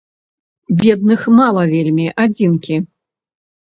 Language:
Belarusian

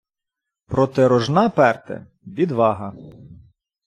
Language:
Ukrainian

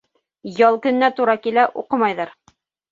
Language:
Bashkir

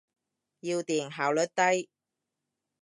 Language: Cantonese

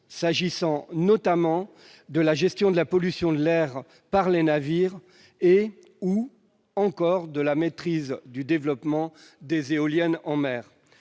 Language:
French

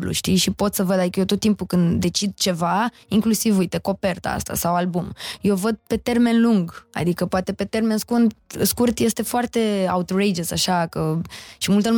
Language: Romanian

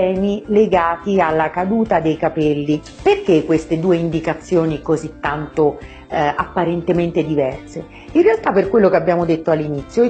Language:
Italian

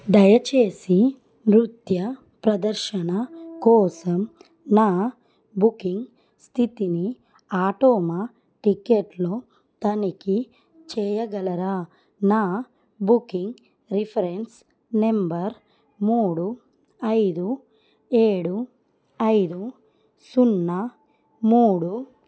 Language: Telugu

